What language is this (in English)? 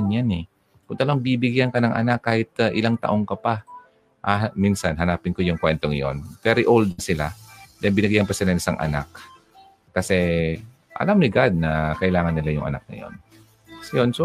Filipino